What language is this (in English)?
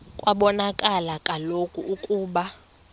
Xhosa